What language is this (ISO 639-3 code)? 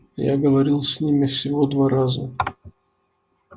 rus